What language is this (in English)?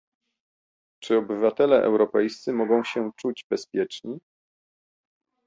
Polish